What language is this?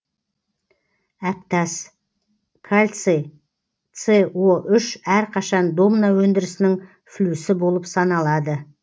Kazakh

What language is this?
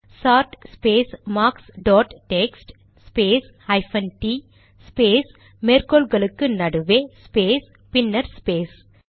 Tamil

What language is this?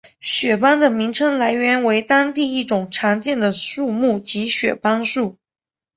Chinese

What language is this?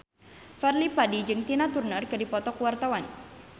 Sundanese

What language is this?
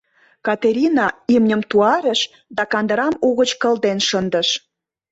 Mari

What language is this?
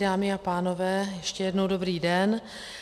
Czech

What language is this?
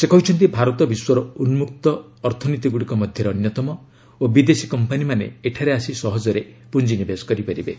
Odia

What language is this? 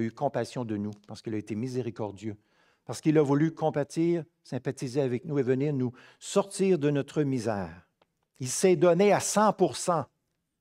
French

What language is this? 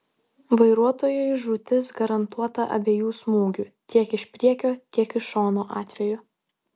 Lithuanian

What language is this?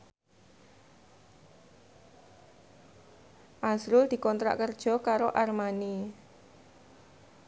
Javanese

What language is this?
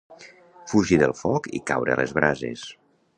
Catalan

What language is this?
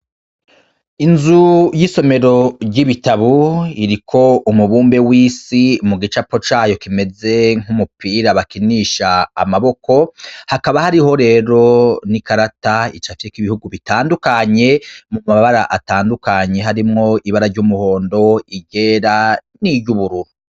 Rundi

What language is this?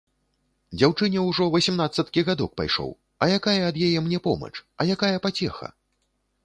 Belarusian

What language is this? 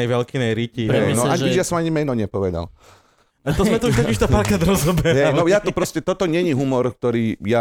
Slovak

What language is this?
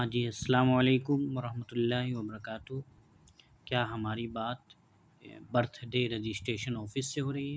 Urdu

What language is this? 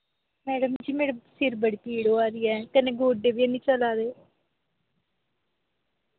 Dogri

